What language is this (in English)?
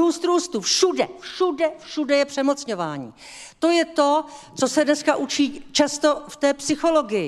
Czech